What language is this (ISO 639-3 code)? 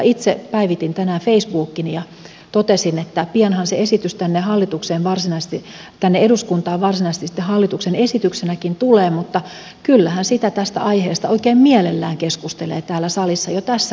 fin